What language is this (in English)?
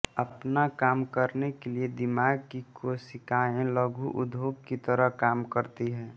Hindi